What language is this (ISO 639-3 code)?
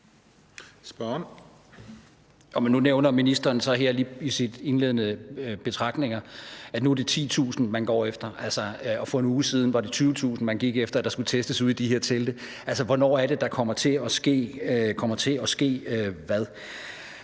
dan